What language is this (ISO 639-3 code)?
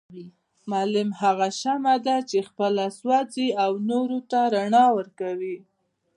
pus